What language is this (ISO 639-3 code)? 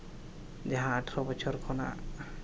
sat